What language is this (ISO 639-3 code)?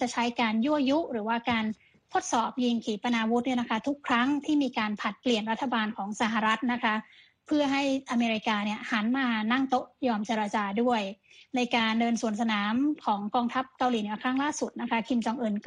tha